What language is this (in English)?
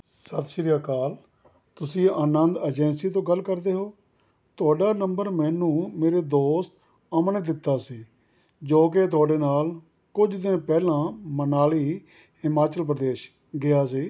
Punjabi